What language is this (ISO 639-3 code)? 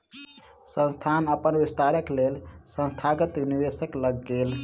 mai